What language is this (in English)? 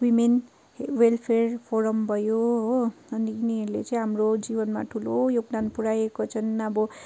Nepali